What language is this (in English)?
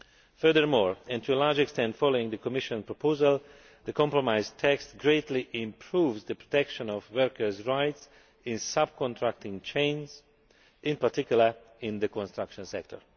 English